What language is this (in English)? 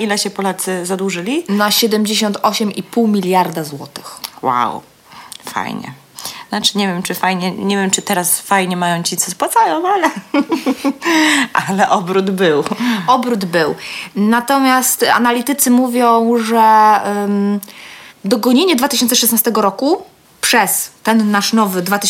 Polish